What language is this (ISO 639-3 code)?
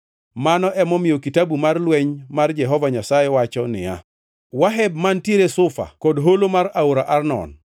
luo